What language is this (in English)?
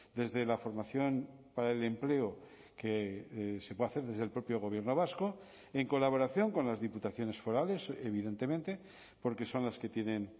Spanish